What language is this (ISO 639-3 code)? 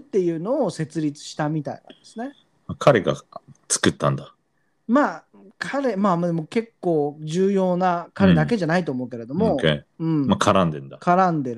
jpn